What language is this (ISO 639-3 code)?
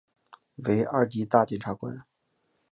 zho